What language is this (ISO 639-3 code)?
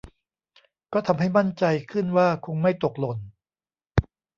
tha